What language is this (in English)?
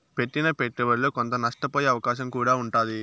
Telugu